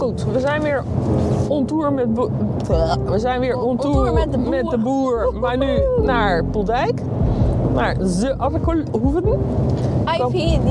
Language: Dutch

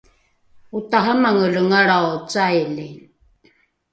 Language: Rukai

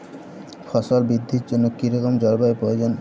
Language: Bangla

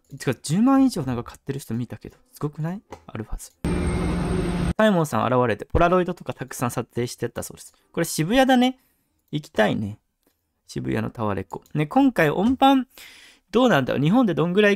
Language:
Japanese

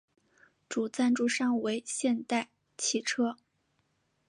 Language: Chinese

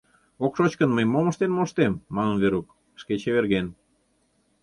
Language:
Mari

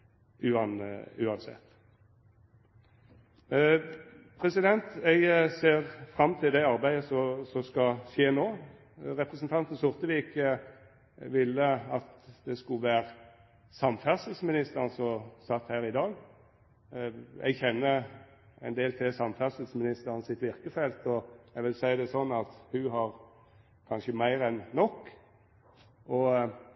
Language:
Norwegian Nynorsk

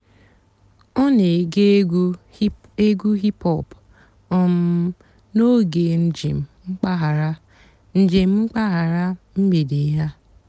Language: Igbo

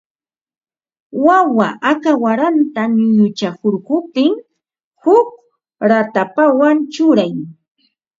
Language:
Ambo-Pasco Quechua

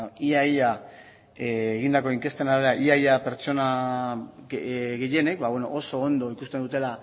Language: Basque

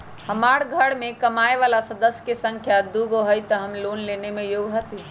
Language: Magahi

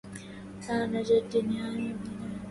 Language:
Arabic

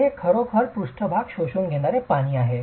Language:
Marathi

